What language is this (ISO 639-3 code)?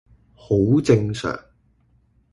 yue